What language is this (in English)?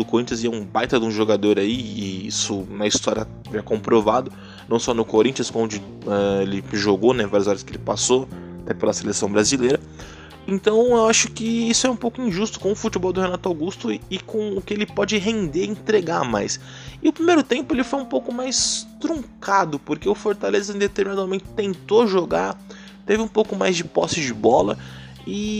Portuguese